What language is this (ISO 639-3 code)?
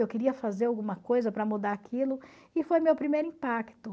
por